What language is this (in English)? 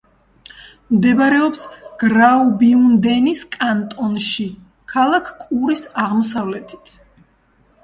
Georgian